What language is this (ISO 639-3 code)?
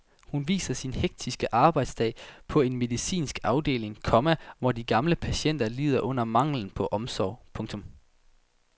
dan